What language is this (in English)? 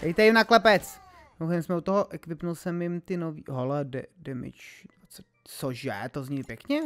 Czech